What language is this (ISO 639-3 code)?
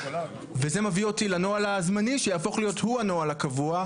heb